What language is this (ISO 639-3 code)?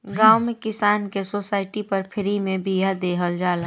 bho